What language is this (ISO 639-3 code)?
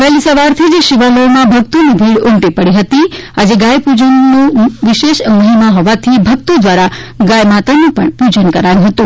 guj